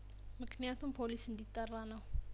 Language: Amharic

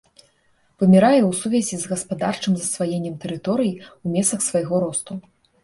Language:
Belarusian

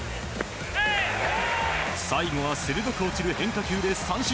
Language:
Japanese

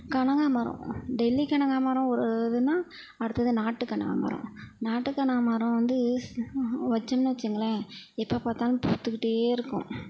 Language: Tamil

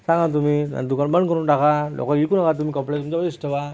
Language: Marathi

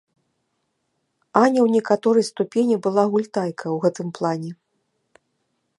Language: Belarusian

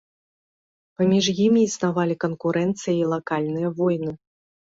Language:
Belarusian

